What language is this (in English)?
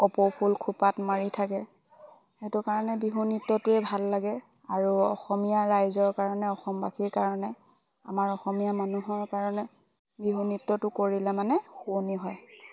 Assamese